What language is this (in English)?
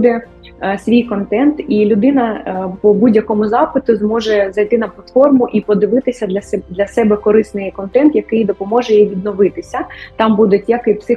Ukrainian